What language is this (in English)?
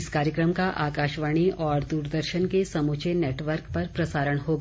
Hindi